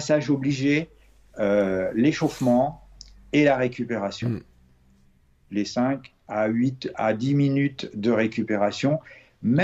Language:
French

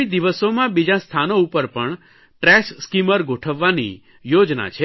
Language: Gujarati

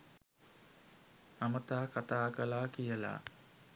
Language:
Sinhala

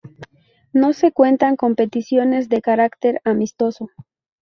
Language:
Spanish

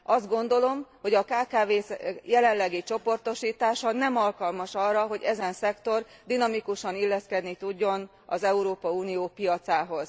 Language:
Hungarian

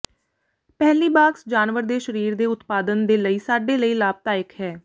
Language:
Punjabi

